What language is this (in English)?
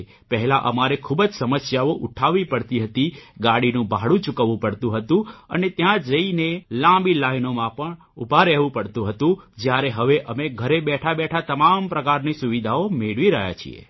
Gujarati